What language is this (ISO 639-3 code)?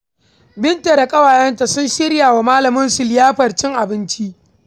hau